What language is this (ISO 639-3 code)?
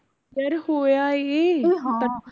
pan